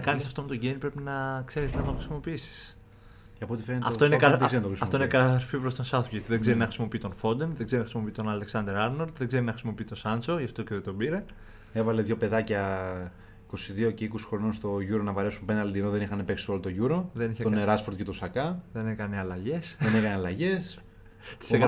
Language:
Greek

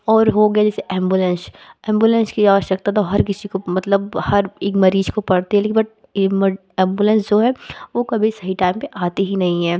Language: Hindi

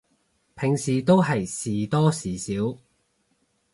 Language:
Cantonese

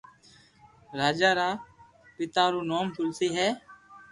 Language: Loarki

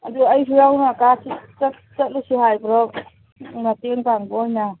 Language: Manipuri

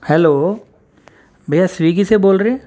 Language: Urdu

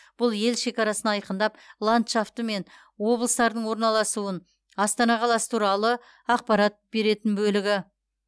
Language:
Kazakh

